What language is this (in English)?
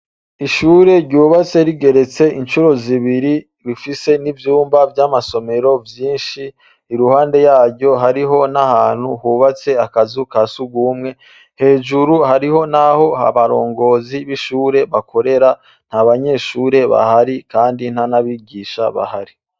Rundi